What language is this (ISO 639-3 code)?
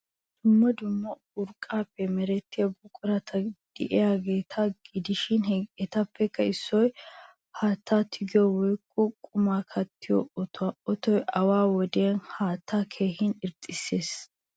wal